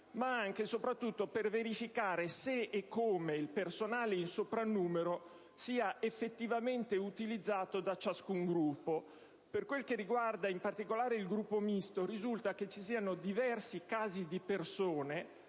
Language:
Italian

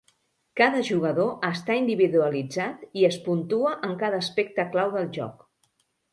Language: Catalan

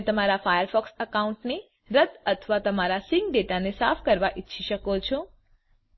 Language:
Gujarati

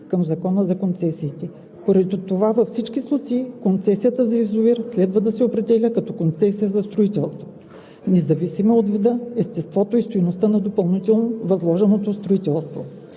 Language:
Bulgarian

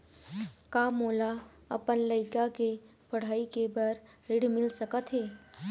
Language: Chhattisgarhi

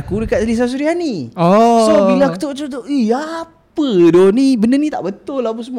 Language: Malay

